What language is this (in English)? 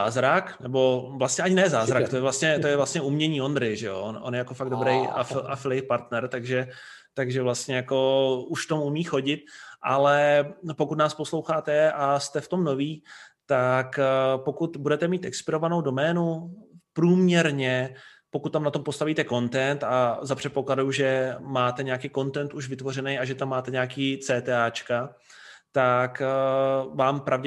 Czech